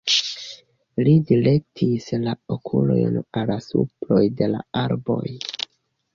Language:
Esperanto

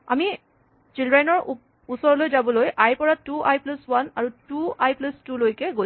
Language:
Assamese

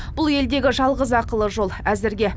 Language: Kazakh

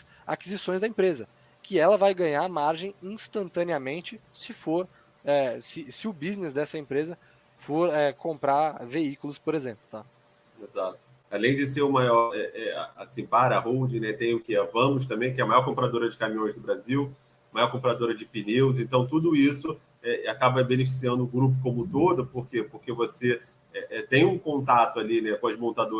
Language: Portuguese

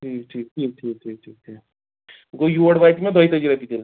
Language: Kashmiri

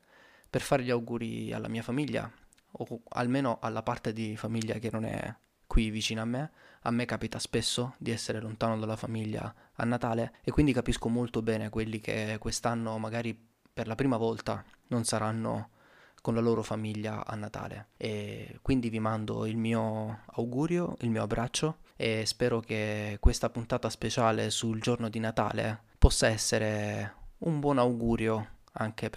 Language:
Italian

